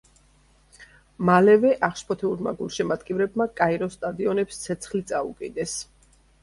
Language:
Georgian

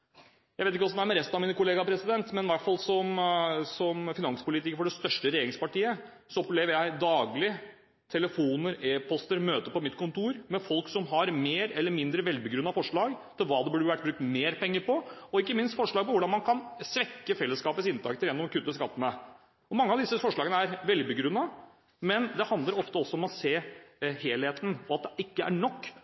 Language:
Norwegian Bokmål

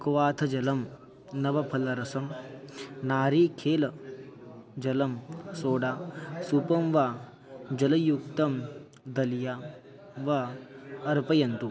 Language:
Sanskrit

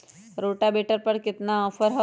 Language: Magahi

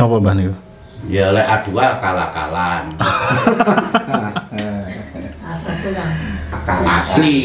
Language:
Indonesian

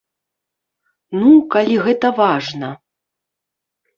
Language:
Belarusian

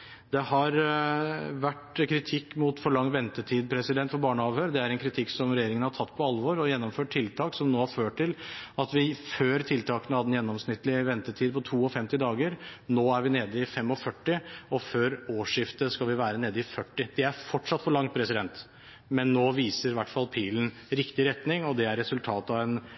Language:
Norwegian Bokmål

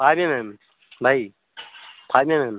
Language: Odia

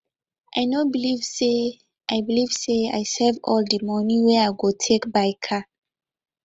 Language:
Nigerian Pidgin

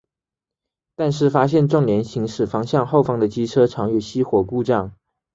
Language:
Chinese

